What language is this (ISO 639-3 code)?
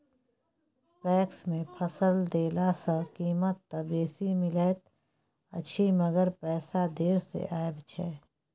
mai